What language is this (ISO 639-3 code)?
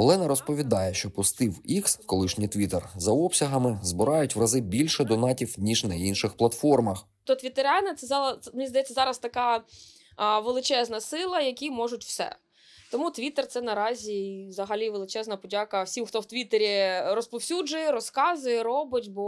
ukr